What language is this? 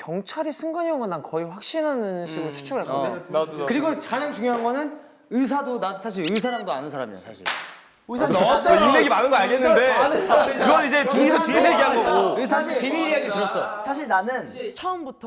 Korean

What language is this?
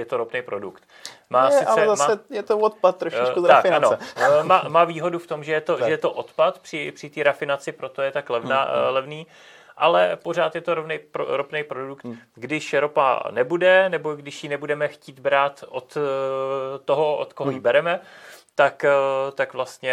Czech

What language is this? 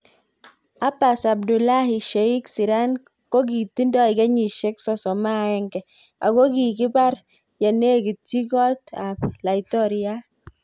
Kalenjin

